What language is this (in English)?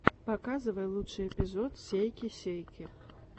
Russian